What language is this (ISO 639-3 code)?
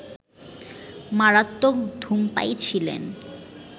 ben